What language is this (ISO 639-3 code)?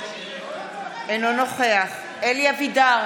heb